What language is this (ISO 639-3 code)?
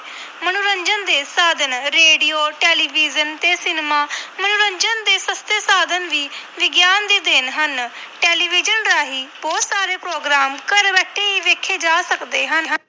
pan